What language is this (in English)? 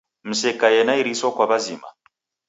Taita